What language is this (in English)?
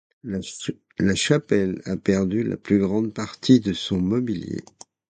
French